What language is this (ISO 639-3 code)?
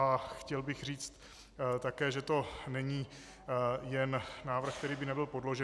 ces